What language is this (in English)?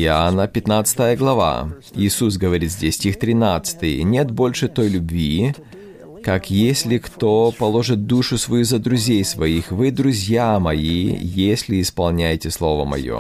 Russian